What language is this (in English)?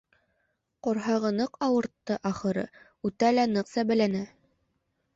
Bashkir